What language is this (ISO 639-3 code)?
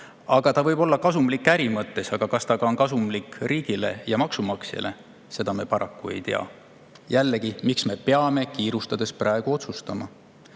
est